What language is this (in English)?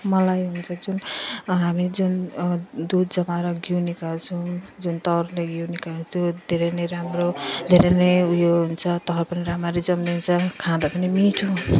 Nepali